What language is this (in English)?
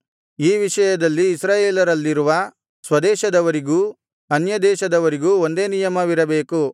Kannada